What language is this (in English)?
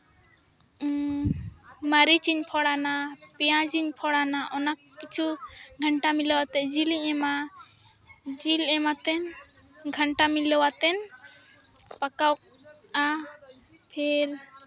Santali